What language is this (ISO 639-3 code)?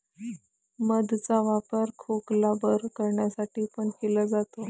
mar